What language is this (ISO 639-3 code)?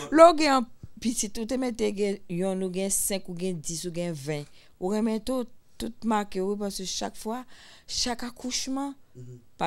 fra